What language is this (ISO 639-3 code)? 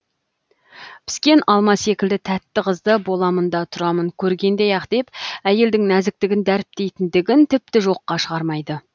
kaz